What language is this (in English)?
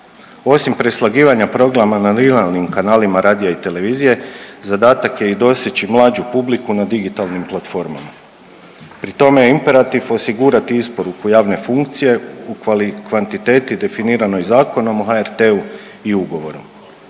Croatian